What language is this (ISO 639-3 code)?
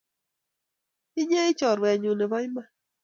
kln